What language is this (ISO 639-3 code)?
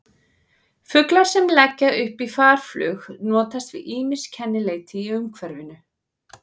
isl